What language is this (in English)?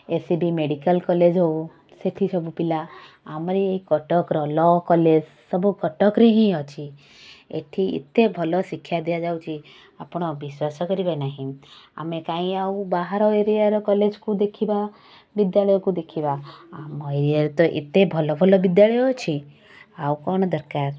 Odia